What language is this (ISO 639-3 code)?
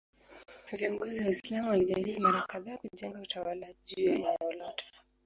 swa